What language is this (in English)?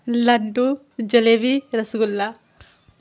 Urdu